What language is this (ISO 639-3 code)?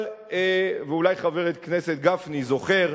heb